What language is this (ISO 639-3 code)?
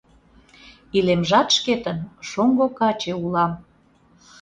chm